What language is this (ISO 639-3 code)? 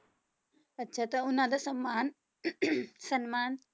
pan